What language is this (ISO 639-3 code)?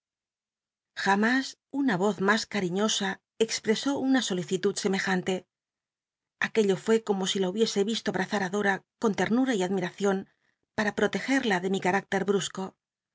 spa